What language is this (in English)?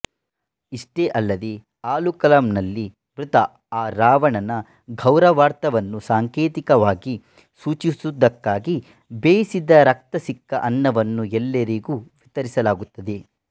Kannada